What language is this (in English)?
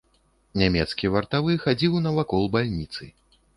Belarusian